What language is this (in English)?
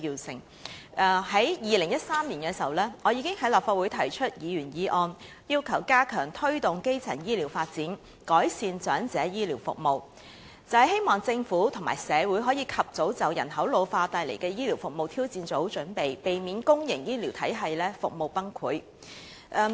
Cantonese